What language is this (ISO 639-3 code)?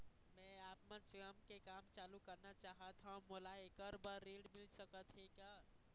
hne